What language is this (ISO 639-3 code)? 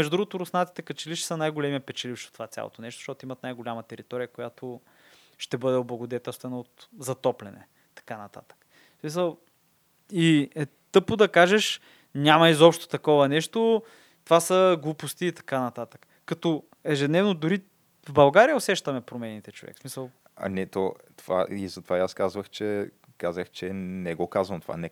bul